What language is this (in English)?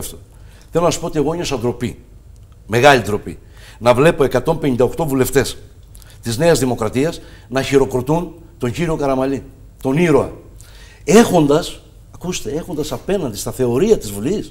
Greek